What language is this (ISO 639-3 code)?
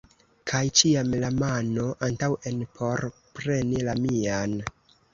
epo